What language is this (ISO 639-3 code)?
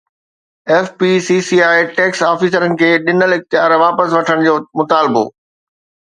snd